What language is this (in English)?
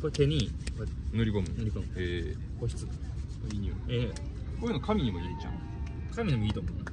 Japanese